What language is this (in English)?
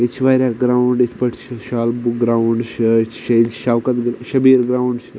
Kashmiri